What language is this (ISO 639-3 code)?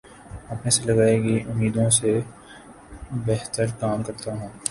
urd